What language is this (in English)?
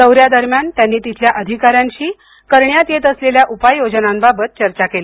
Marathi